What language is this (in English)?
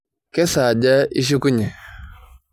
Masai